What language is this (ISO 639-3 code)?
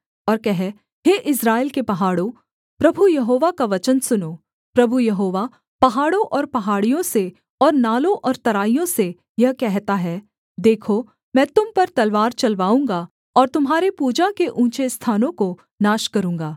hin